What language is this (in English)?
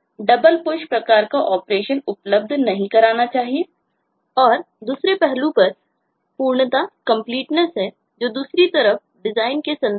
Hindi